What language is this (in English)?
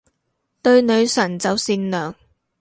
Cantonese